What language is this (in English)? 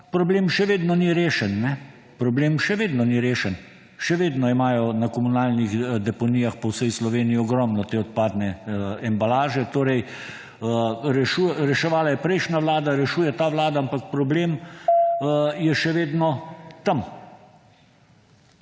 Slovenian